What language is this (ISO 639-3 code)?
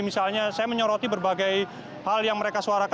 ind